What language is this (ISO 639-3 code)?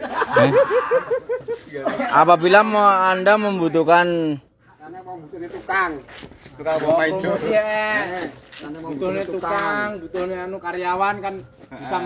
ind